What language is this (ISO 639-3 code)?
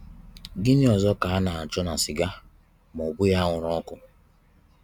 ibo